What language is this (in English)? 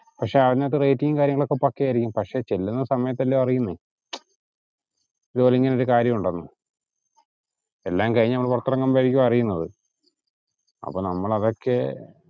Malayalam